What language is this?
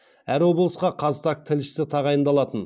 Kazakh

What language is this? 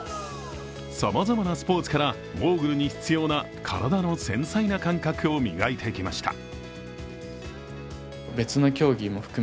Japanese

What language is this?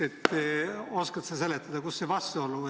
Estonian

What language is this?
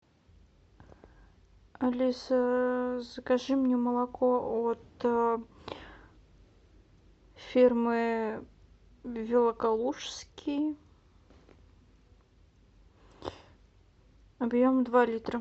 Russian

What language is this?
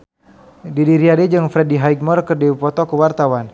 Sundanese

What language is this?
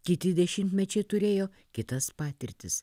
Lithuanian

